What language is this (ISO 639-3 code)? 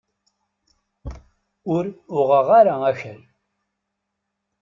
kab